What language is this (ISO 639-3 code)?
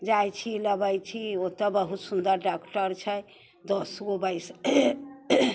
mai